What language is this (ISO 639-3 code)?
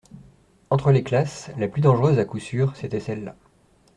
fra